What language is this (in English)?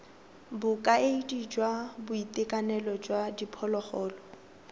Tswana